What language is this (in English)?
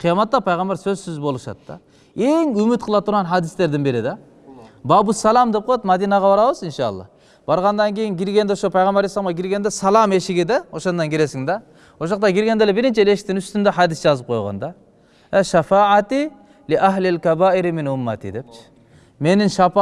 Turkish